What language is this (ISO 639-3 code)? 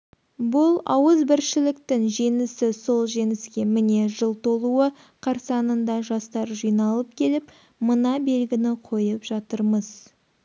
kaz